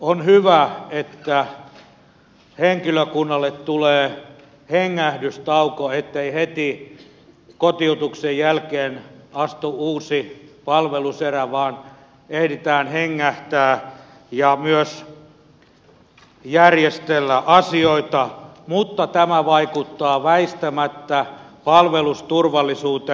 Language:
Finnish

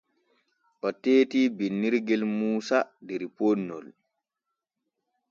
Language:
Borgu Fulfulde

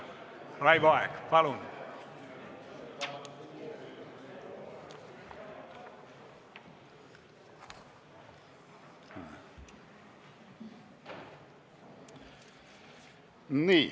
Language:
Estonian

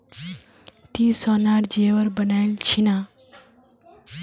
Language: Magahi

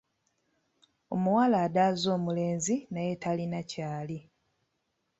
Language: Ganda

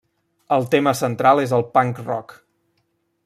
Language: Catalan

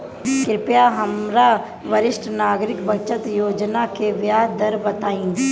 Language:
Bhojpuri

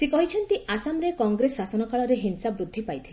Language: Odia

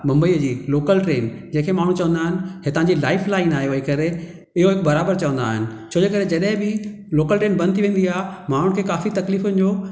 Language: Sindhi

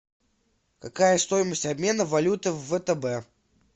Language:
Russian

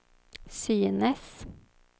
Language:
Swedish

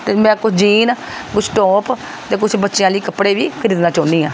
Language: Punjabi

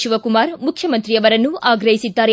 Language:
Kannada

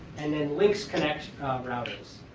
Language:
English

